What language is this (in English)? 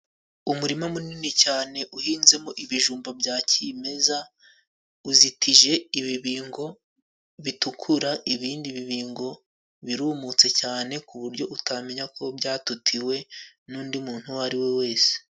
Kinyarwanda